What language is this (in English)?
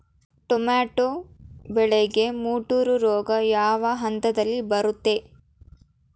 Kannada